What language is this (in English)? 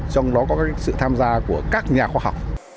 Vietnamese